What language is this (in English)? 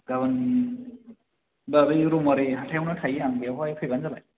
Bodo